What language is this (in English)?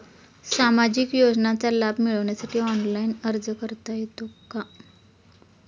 Marathi